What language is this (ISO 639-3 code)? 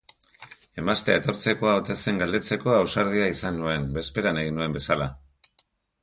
eus